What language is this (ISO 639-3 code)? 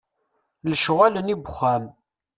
kab